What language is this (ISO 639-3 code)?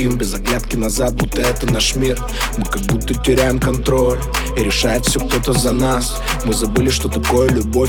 rus